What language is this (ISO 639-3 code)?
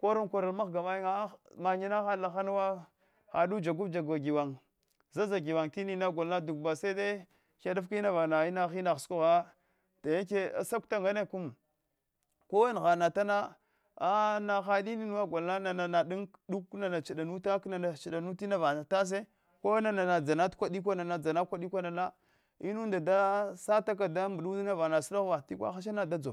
hwo